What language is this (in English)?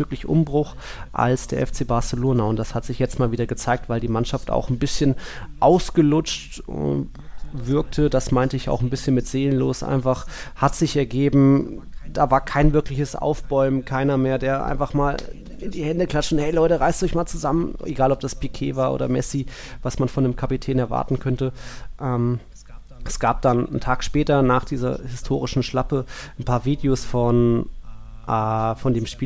German